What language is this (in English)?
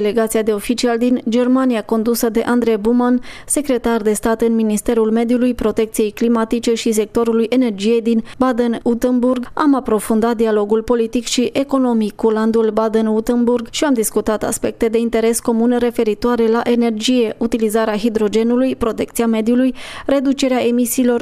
Romanian